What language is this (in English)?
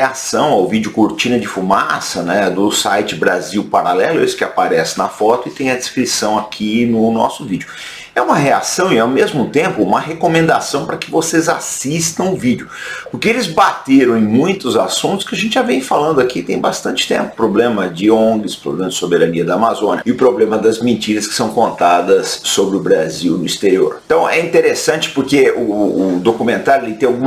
Portuguese